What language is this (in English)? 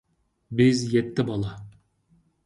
Uyghur